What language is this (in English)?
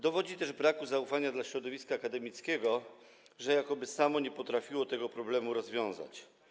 Polish